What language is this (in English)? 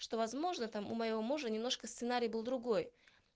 Russian